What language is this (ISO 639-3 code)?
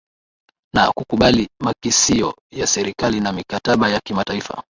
swa